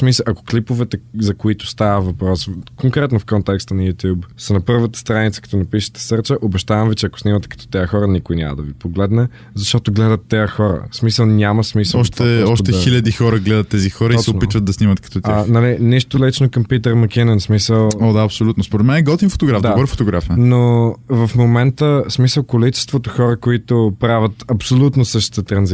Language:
Bulgarian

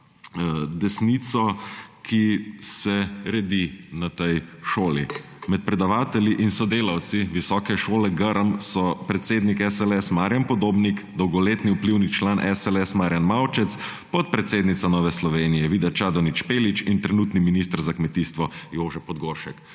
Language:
Slovenian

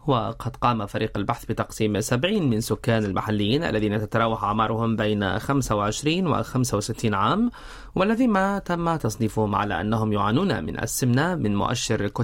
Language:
Arabic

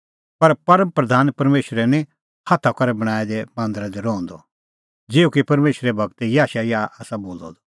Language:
Kullu Pahari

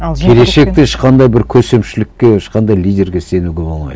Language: Kazakh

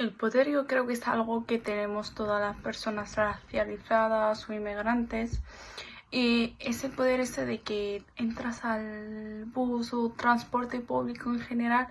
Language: Spanish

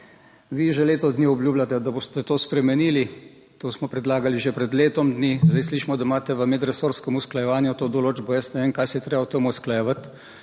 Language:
Slovenian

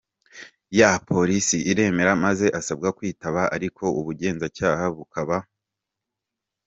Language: Kinyarwanda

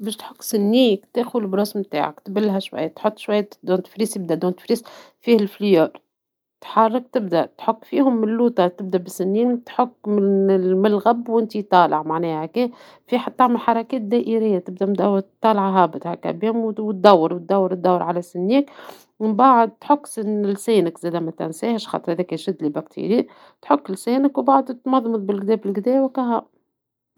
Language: Tunisian Arabic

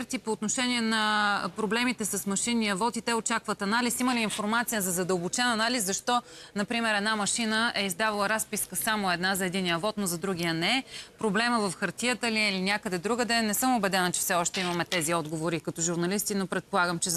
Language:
Bulgarian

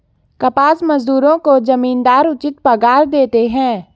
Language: Hindi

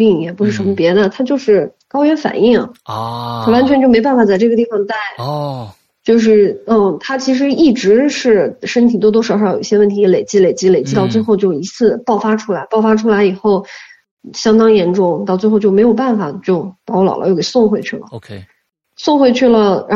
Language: Chinese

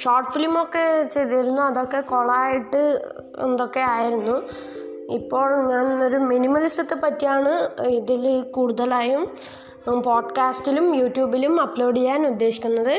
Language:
Malayalam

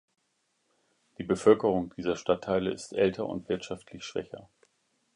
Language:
German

